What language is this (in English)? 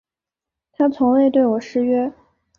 Chinese